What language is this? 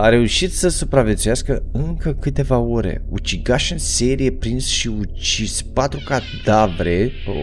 Romanian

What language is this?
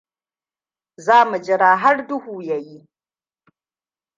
Hausa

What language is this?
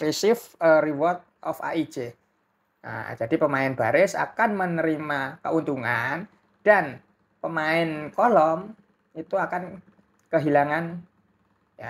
Indonesian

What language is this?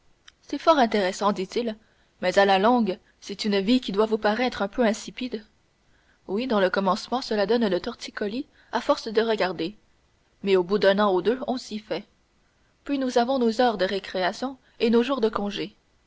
French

